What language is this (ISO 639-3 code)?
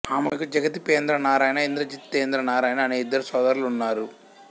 tel